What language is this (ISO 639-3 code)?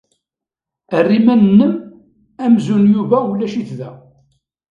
kab